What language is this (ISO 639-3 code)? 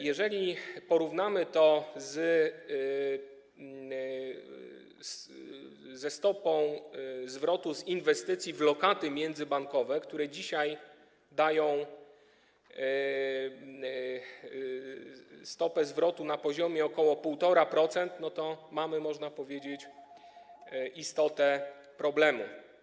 pol